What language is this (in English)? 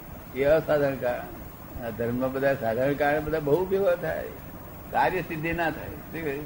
Gujarati